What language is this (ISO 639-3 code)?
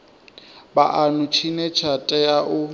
ven